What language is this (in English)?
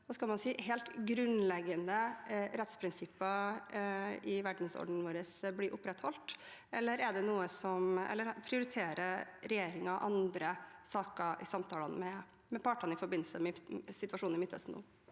Norwegian